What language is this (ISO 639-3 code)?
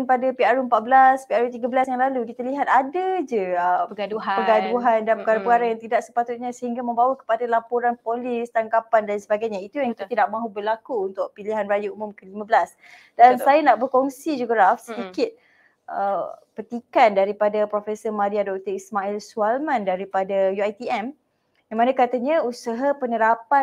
msa